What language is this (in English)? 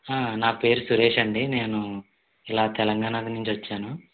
Telugu